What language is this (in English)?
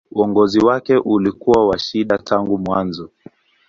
Swahili